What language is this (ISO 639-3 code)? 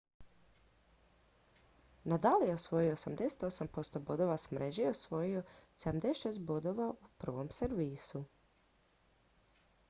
hrv